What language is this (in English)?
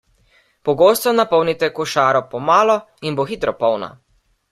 Slovenian